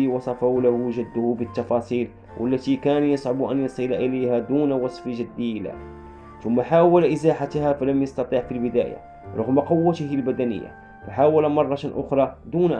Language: Arabic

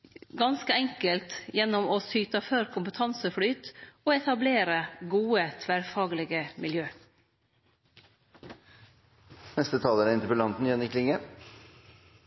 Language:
Norwegian Nynorsk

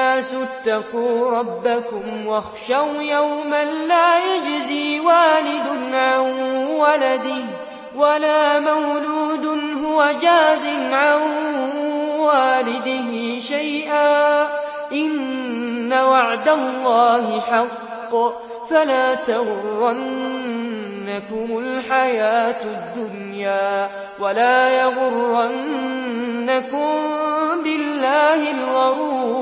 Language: Arabic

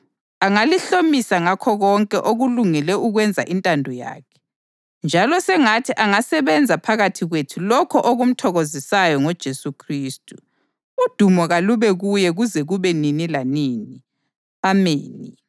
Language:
North Ndebele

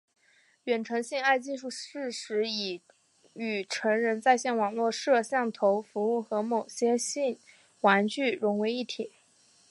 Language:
Chinese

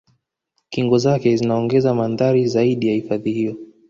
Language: Swahili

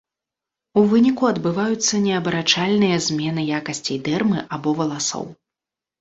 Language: Belarusian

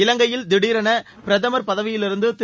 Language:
Tamil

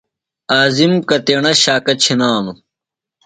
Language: Phalura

